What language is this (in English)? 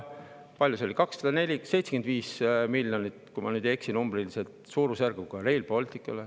Estonian